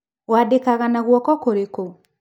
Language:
Kikuyu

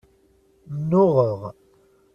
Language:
Kabyle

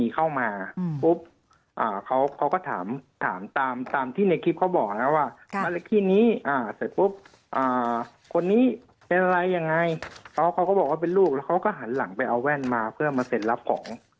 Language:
Thai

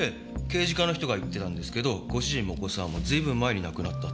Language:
Japanese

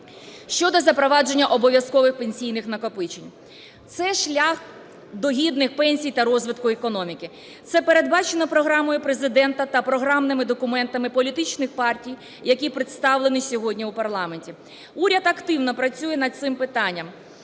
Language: Ukrainian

